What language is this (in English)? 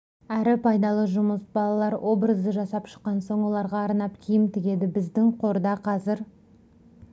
Kazakh